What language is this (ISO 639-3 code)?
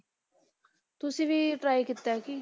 pan